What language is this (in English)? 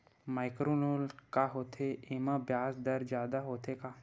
Chhattisgarhi